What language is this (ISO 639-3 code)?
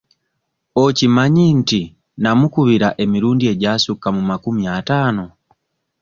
lug